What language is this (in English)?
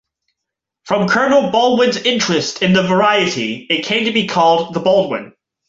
English